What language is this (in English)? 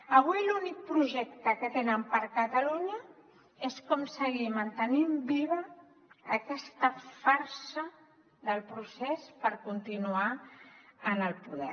Catalan